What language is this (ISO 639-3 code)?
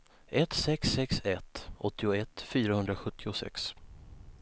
swe